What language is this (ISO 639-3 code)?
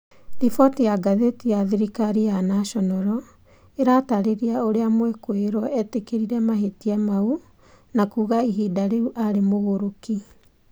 kik